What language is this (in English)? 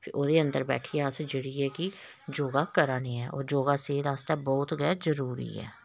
Dogri